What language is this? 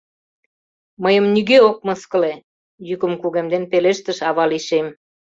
Mari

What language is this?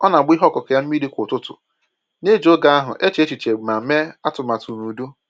Igbo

